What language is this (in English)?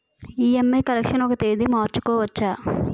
Telugu